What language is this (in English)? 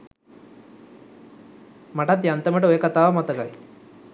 Sinhala